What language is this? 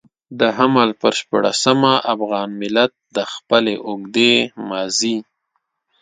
Pashto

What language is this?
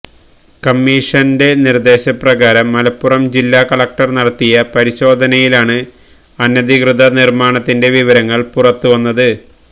Malayalam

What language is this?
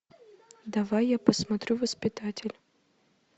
Russian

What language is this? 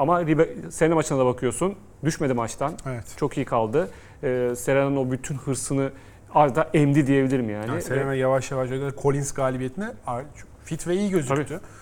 Turkish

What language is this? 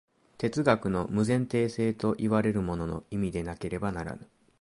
Japanese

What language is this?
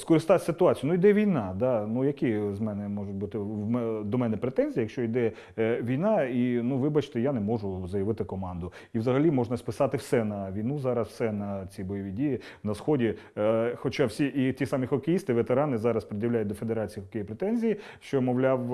Ukrainian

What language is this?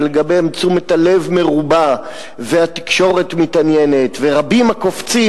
Hebrew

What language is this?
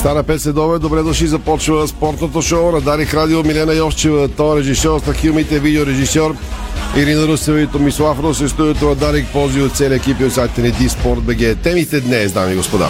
Bulgarian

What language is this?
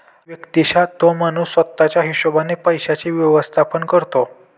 Marathi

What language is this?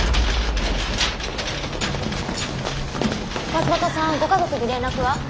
Japanese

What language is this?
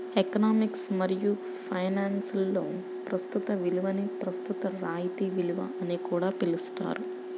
Telugu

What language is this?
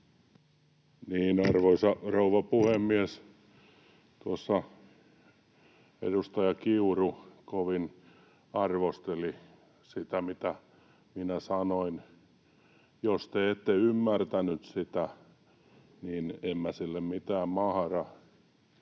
Finnish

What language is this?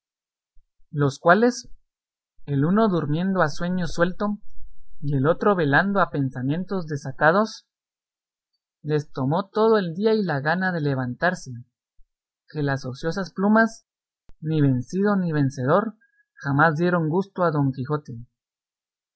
Spanish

